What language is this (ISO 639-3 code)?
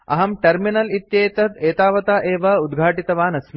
san